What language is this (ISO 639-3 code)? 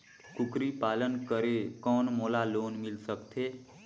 hne